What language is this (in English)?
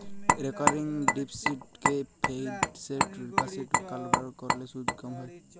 Bangla